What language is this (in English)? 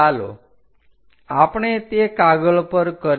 Gujarati